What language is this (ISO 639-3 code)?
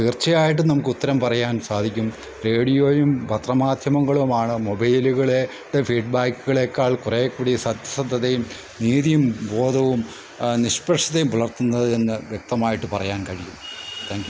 mal